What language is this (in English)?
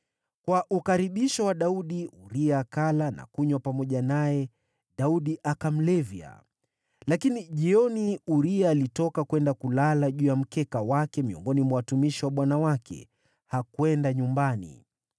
Swahili